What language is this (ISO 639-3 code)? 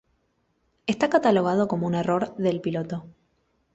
spa